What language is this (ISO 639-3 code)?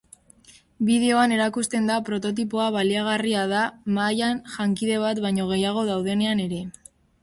eus